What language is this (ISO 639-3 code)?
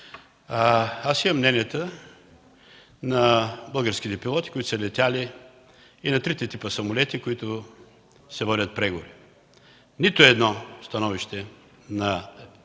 bul